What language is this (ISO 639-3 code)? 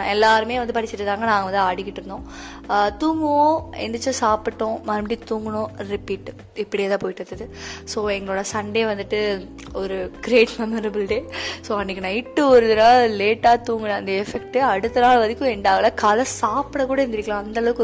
tam